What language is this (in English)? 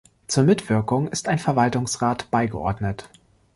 German